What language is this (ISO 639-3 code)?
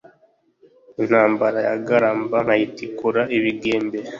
kin